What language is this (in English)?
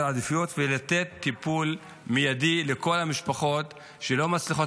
Hebrew